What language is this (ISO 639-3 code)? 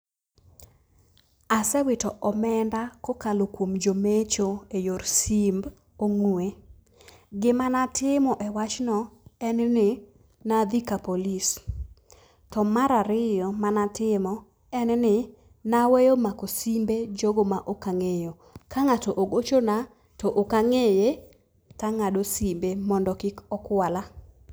luo